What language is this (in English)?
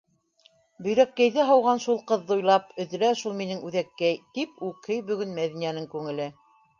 Bashkir